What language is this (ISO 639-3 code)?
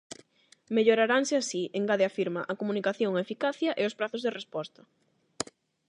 glg